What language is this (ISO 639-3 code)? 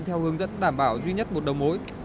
vie